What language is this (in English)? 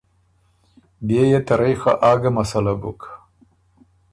Ormuri